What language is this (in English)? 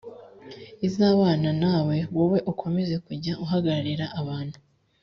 Kinyarwanda